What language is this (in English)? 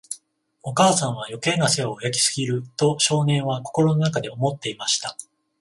Japanese